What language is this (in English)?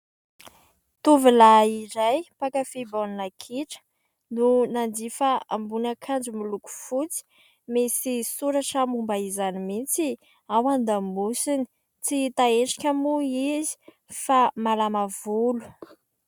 Malagasy